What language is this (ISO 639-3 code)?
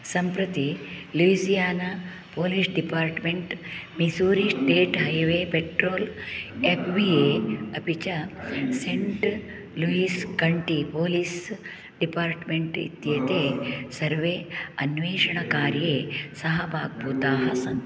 san